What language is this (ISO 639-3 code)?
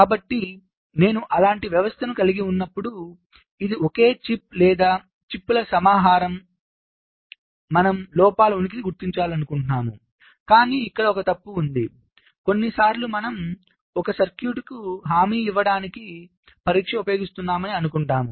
tel